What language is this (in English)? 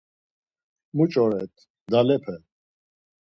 Laz